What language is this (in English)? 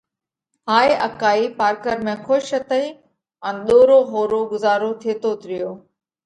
Parkari Koli